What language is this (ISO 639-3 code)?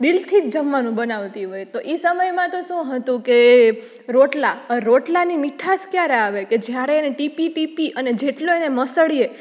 guj